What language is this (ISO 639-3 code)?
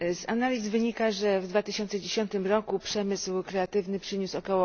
pol